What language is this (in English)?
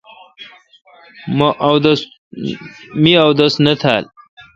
Kalkoti